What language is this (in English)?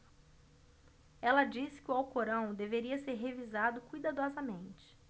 Portuguese